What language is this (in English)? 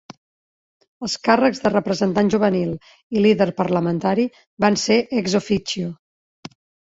Catalan